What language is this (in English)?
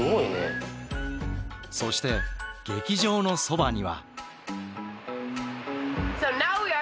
Japanese